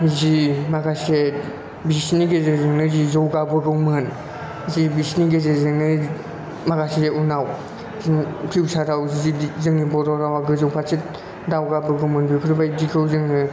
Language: Bodo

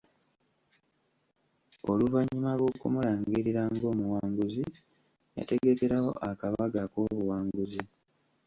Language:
Ganda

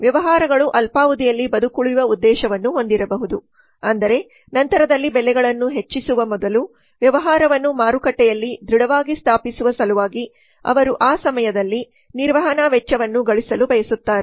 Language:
Kannada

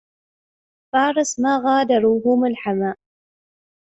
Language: Arabic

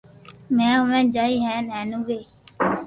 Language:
Loarki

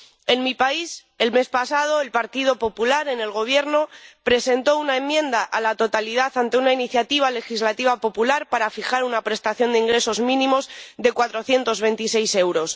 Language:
Spanish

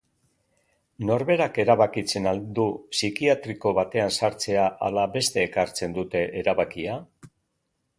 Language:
Basque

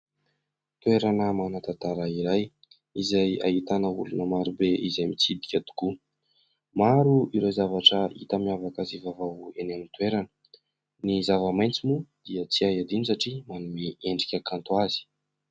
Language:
Malagasy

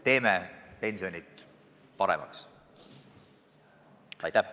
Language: Estonian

